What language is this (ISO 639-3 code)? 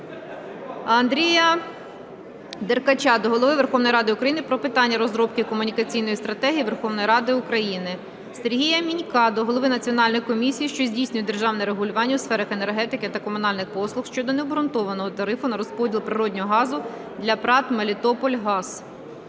ukr